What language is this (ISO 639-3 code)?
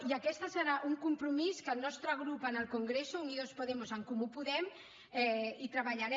cat